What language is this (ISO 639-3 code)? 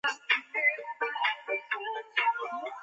zho